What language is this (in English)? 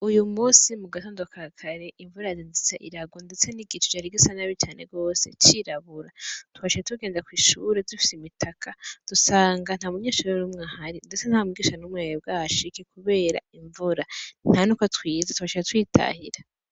Rundi